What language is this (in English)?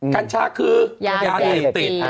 Thai